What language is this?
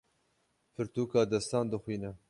Kurdish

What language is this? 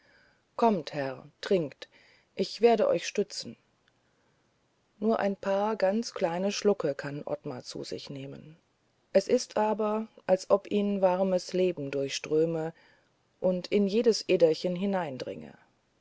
German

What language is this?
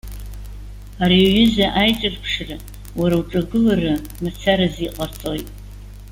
Abkhazian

